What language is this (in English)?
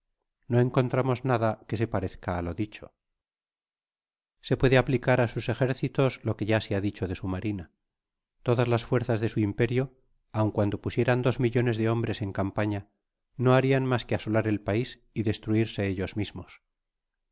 Spanish